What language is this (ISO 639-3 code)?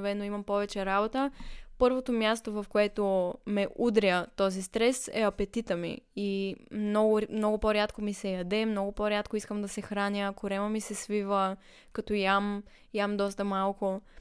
bul